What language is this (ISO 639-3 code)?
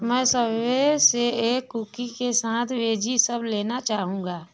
hin